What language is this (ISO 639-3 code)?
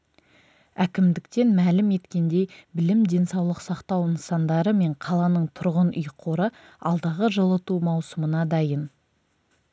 kaz